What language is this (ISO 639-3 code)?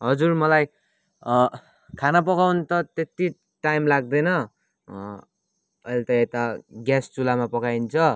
nep